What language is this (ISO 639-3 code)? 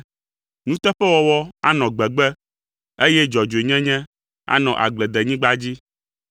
ewe